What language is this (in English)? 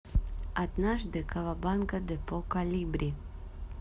Russian